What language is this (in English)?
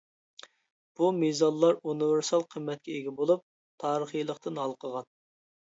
Uyghur